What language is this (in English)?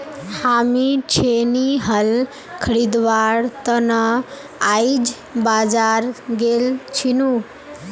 Magahi